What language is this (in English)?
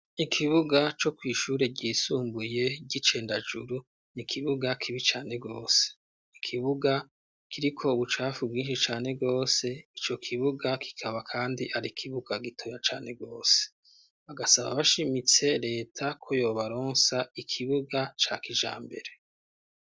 Rundi